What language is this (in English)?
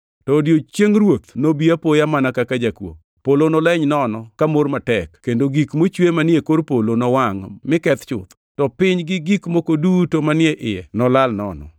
Luo (Kenya and Tanzania)